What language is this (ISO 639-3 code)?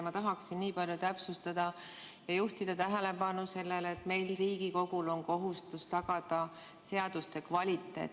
est